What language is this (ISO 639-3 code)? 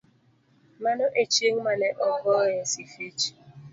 luo